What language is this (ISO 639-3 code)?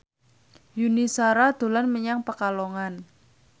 jav